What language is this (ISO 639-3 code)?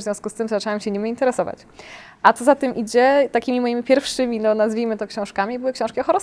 pol